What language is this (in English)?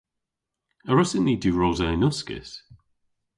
Cornish